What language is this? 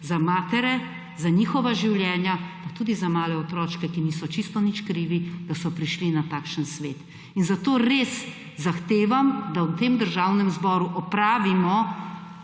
Slovenian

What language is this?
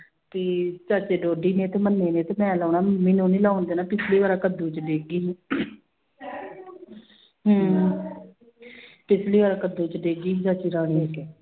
Punjabi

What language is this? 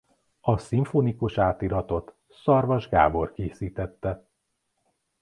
Hungarian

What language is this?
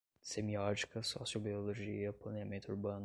Portuguese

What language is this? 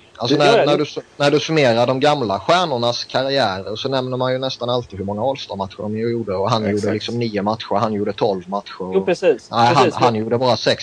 Swedish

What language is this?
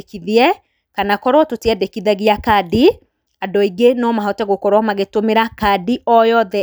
Kikuyu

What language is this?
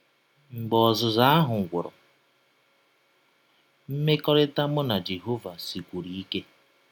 Igbo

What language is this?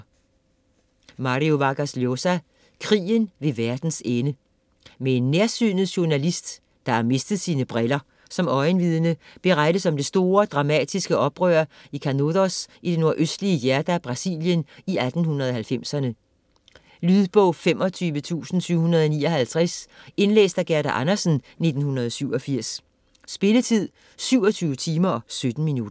Danish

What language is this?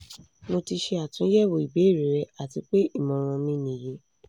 Yoruba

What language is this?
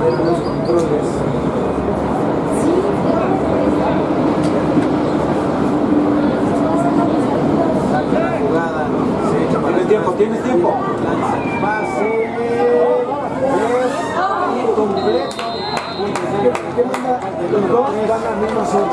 Spanish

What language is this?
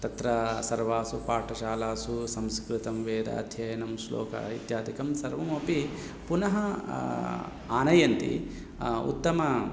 Sanskrit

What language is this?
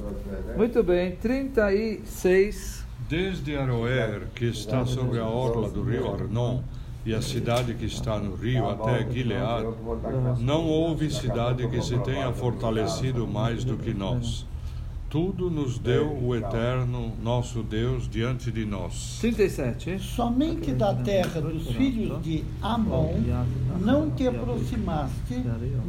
Portuguese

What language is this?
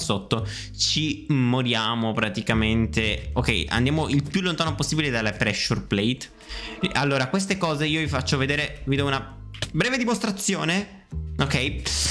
Italian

